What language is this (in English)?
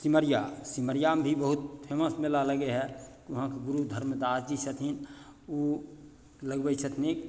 Maithili